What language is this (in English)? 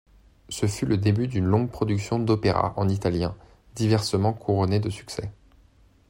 French